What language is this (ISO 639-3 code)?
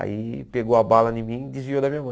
por